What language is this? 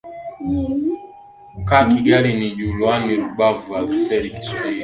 Swahili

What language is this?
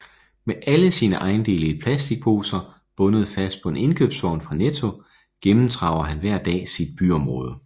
Danish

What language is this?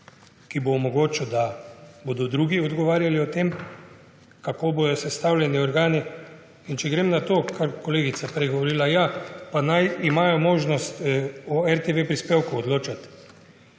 Slovenian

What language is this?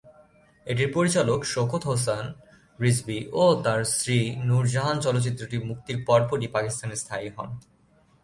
Bangla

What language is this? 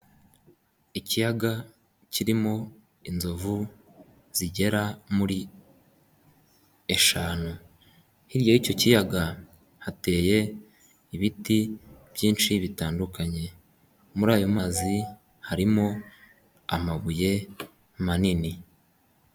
Kinyarwanda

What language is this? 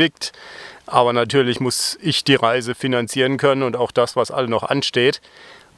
German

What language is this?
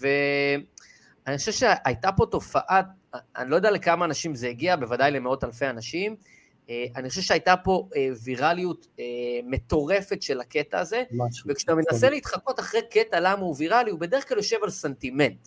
Hebrew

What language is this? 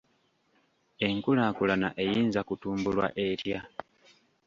Ganda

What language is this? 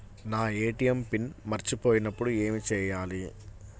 Telugu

